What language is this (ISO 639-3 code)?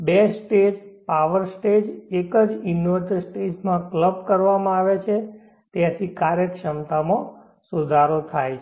guj